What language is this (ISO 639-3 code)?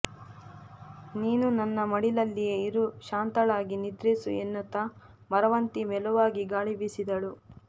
kan